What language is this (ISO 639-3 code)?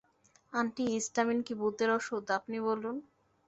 ben